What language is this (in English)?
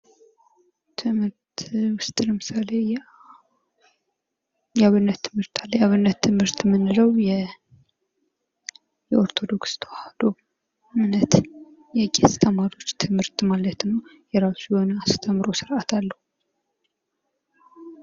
Amharic